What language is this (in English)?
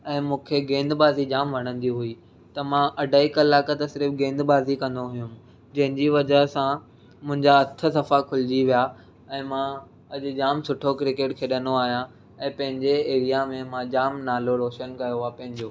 Sindhi